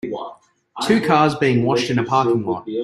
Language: English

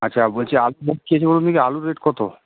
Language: Bangla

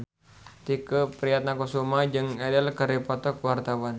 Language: Sundanese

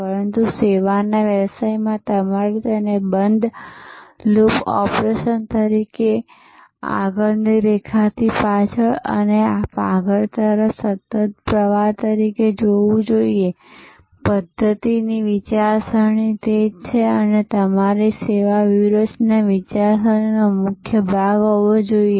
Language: Gujarati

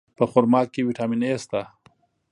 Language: Pashto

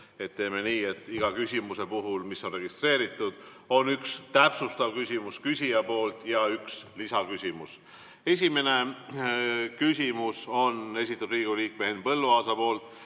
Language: Estonian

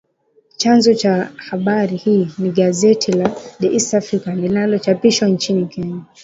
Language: Swahili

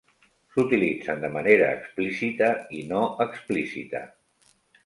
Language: Catalan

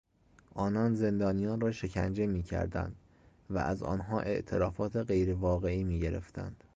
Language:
Persian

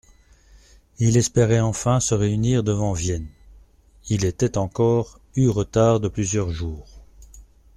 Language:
French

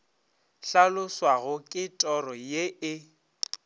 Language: Northern Sotho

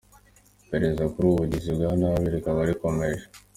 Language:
Kinyarwanda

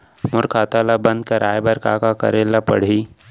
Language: Chhattisgarhi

